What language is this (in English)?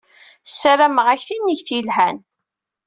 Kabyle